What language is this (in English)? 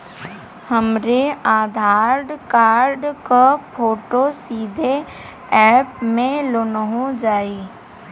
Bhojpuri